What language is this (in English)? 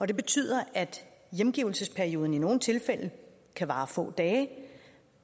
Danish